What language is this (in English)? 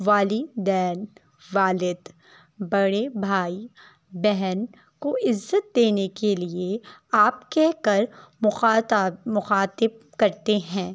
Urdu